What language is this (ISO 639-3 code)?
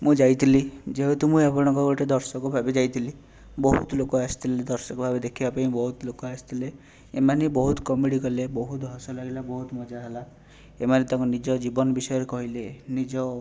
ori